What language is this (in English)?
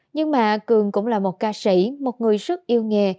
Vietnamese